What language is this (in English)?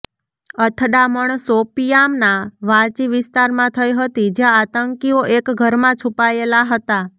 Gujarati